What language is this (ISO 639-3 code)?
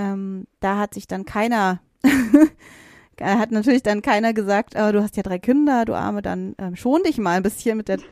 deu